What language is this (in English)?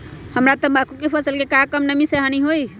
Magahi